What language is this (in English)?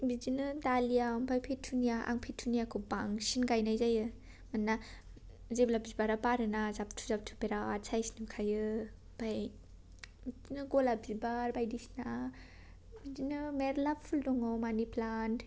Bodo